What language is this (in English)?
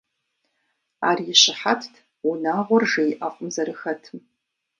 Kabardian